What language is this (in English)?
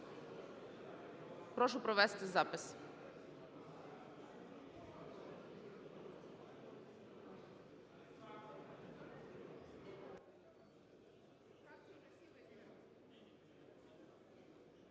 Ukrainian